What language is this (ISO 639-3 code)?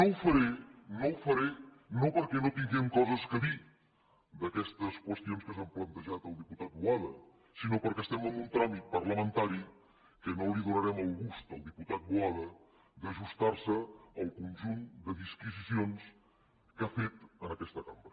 cat